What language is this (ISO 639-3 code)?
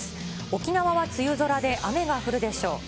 jpn